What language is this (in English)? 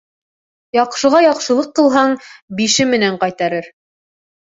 Bashkir